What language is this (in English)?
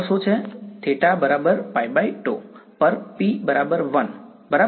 Gujarati